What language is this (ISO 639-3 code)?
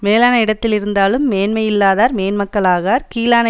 tam